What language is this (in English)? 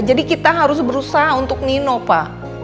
Indonesian